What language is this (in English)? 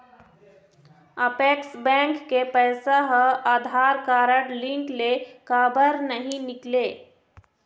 Chhattisgarhi